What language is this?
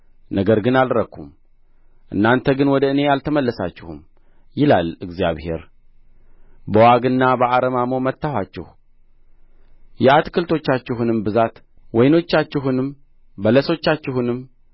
Amharic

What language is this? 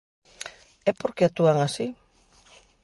Galician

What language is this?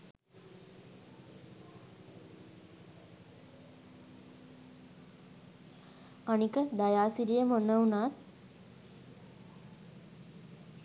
Sinhala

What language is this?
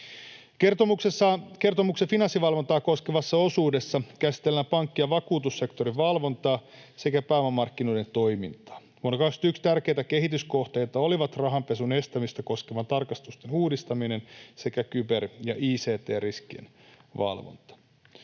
Finnish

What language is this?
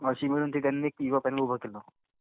Marathi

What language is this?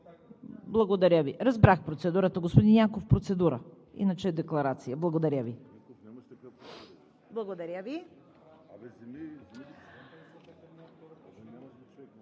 Bulgarian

